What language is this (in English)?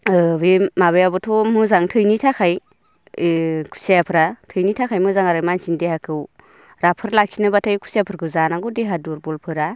Bodo